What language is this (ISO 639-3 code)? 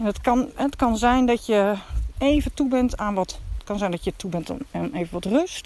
nld